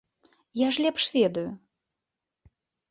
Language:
Belarusian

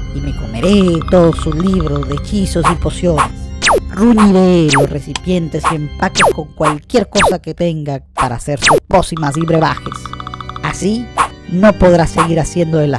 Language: Spanish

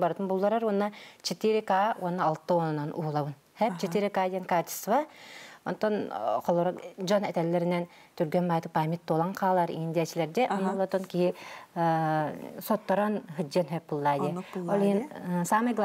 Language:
Arabic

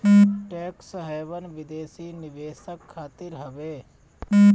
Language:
Bhojpuri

